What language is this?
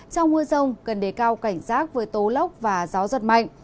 Vietnamese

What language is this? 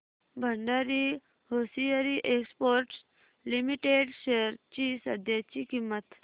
Marathi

